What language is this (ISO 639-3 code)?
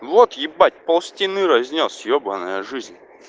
rus